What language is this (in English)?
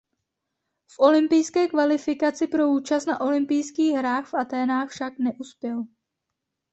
Czech